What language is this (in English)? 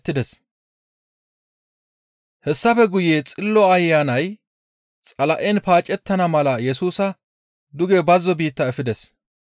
Gamo